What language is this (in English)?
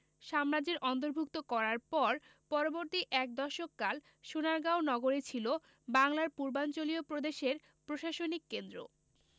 Bangla